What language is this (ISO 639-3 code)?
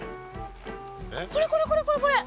jpn